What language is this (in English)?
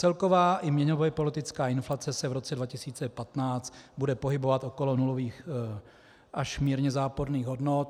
Czech